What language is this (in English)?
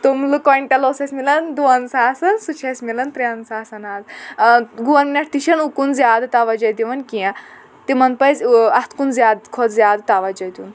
Kashmiri